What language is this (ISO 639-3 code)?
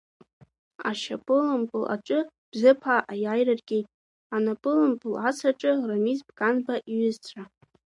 abk